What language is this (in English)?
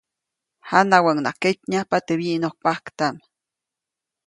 Copainalá Zoque